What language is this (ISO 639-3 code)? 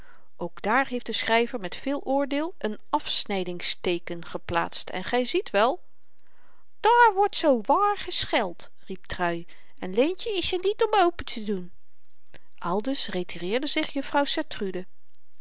nld